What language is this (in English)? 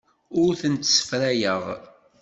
Kabyle